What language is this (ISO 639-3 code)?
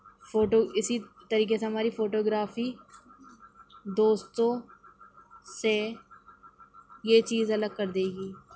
urd